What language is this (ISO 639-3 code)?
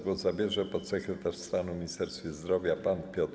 pol